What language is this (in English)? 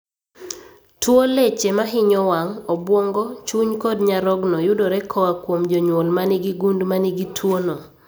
Luo (Kenya and Tanzania)